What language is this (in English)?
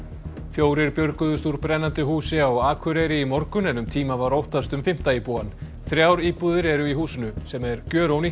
Icelandic